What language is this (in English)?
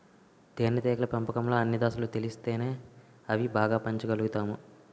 Telugu